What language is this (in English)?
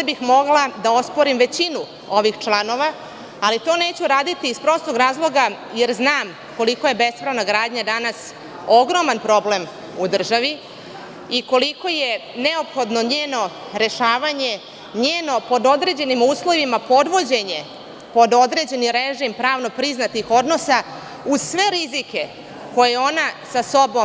Serbian